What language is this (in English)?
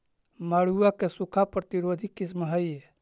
Magahi